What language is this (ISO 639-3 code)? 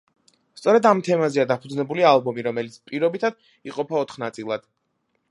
kat